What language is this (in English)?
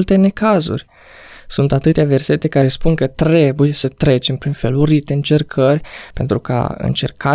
Romanian